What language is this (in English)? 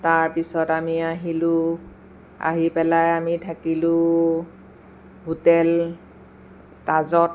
Assamese